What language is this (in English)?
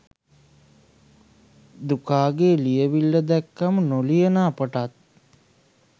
Sinhala